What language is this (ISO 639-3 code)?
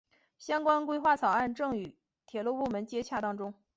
zho